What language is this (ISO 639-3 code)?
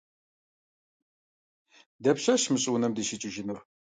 kbd